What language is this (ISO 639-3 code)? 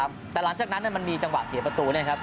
tha